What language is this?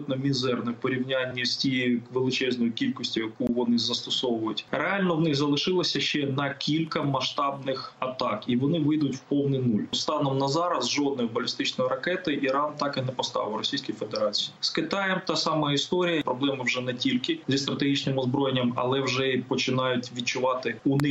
Ukrainian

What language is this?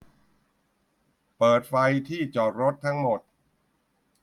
Thai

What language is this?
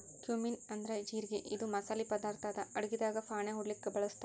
Kannada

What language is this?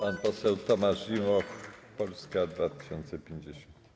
Polish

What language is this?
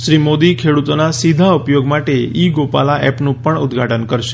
Gujarati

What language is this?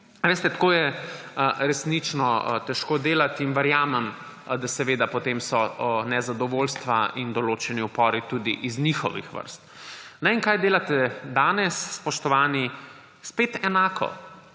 Slovenian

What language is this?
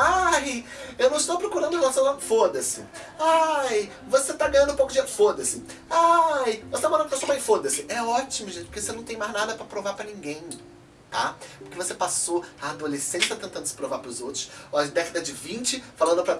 Portuguese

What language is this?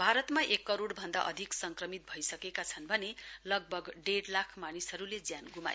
Nepali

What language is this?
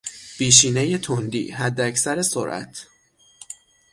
Persian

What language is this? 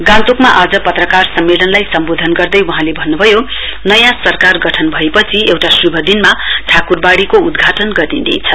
Nepali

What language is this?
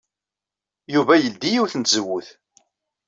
Kabyle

